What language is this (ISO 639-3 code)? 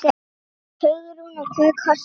isl